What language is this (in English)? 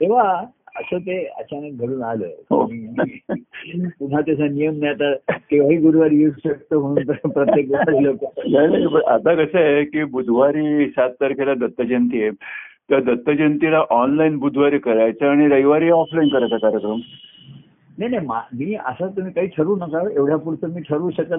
Marathi